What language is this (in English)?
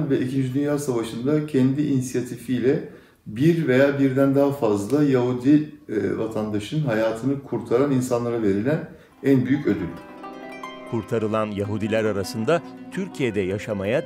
Turkish